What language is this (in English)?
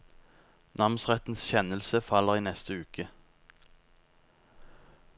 Norwegian